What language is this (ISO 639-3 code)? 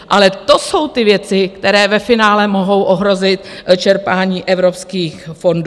ces